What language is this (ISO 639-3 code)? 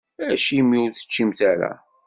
kab